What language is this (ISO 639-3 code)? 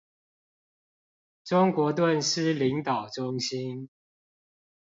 zho